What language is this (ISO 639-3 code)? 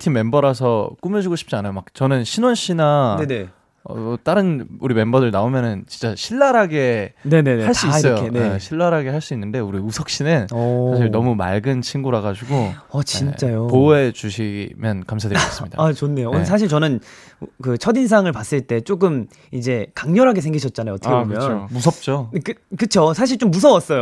kor